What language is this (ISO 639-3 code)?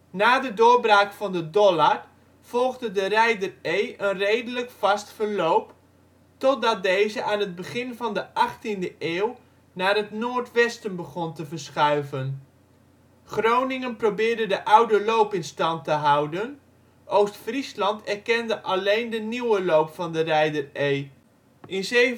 nld